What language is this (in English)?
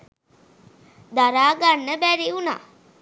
Sinhala